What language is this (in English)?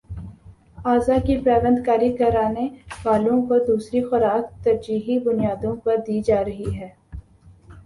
Urdu